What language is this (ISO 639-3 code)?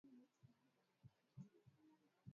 swa